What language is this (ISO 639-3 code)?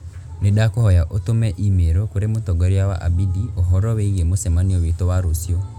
kik